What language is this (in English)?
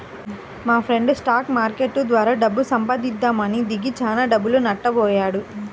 Telugu